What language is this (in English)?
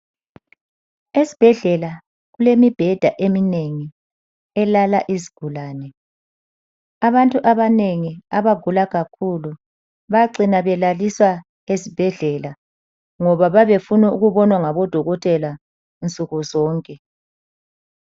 North Ndebele